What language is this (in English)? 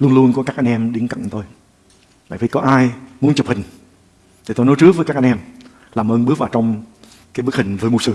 Vietnamese